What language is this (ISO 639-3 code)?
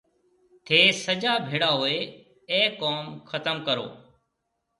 mve